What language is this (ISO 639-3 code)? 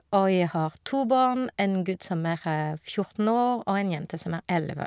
nor